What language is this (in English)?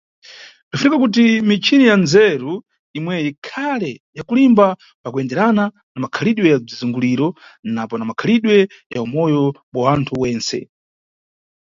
Nyungwe